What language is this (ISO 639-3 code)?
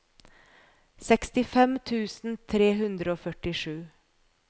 nor